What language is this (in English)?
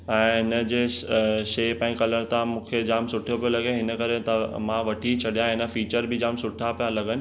Sindhi